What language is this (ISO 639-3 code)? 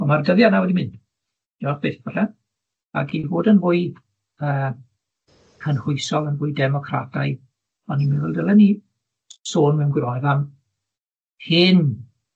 cym